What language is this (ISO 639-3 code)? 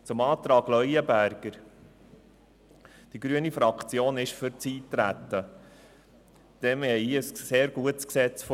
gsw